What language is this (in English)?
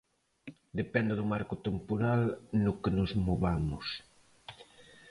Galician